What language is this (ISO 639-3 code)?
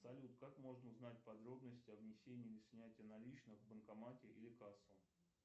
rus